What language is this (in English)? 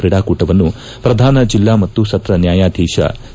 Kannada